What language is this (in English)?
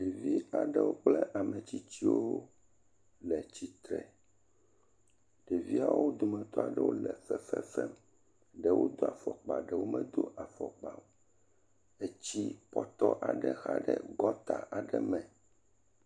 Ewe